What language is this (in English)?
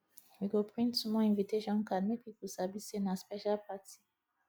Nigerian Pidgin